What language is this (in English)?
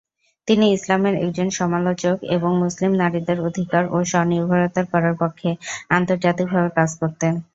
Bangla